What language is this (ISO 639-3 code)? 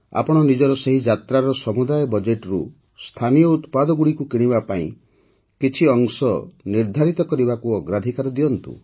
ori